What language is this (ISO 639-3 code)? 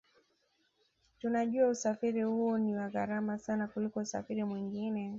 swa